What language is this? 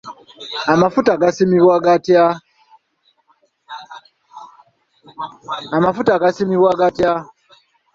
Ganda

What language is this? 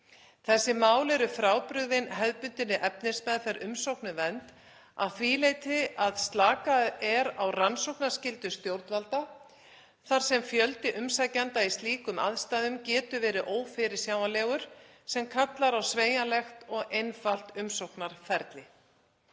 Icelandic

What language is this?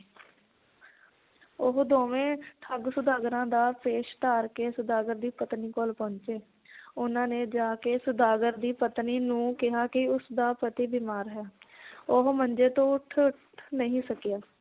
Punjabi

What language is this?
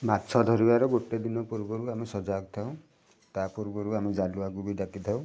Odia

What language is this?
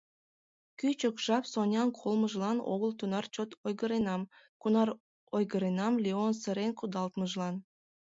Mari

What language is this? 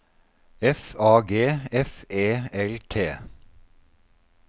Norwegian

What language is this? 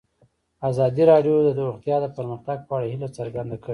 Pashto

